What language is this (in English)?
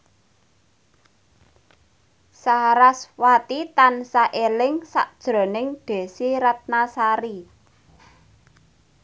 Javanese